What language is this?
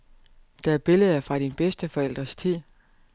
Danish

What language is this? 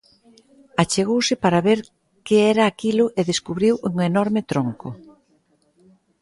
Galician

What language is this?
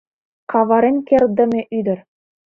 Mari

